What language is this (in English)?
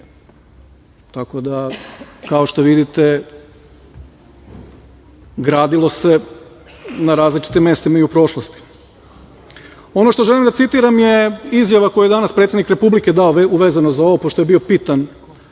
Serbian